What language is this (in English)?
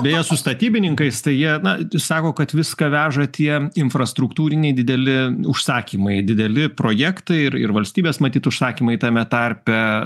Lithuanian